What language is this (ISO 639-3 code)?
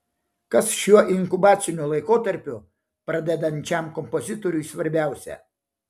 lit